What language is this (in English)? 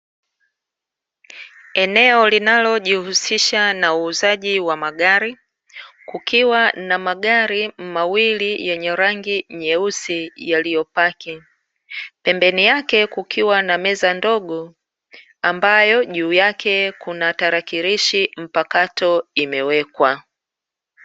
Swahili